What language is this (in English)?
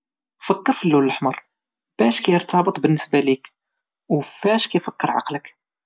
Moroccan Arabic